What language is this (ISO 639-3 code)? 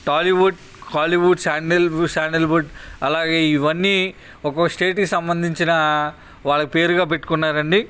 tel